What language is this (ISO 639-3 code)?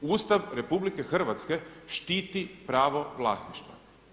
hrv